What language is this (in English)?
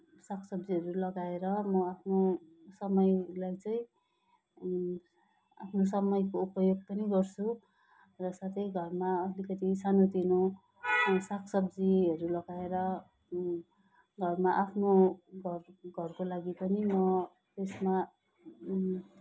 Nepali